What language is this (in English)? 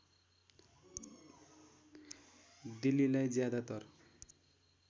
Nepali